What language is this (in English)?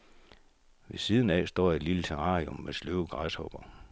Danish